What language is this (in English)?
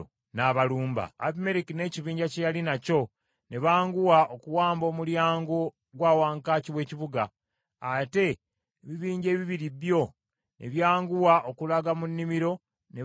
Ganda